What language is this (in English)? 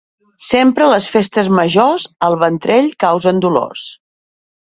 Catalan